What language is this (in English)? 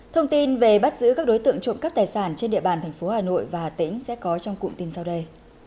Vietnamese